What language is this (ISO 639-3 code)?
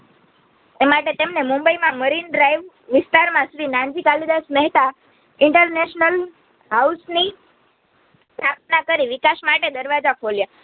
guj